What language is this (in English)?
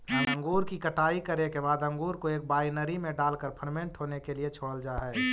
Magahi